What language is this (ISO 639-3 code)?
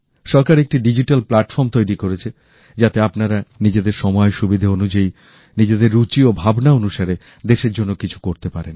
ben